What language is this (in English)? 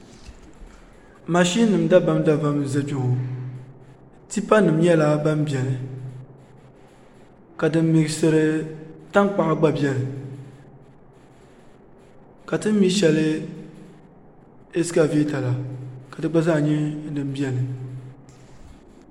Dagbani